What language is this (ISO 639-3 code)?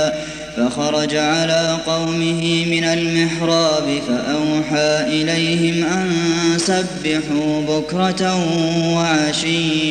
ara